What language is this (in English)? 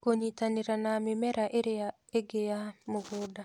Kikuyu